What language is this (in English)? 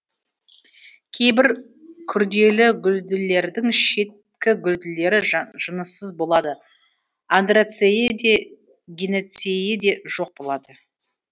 Kazakh